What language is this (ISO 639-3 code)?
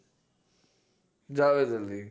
guj